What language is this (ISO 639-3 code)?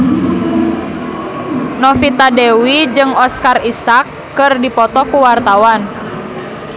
sun